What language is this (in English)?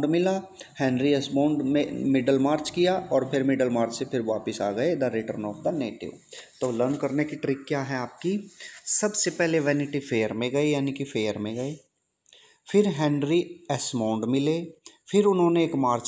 Hindi